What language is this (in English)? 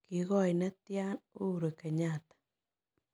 Kalenjin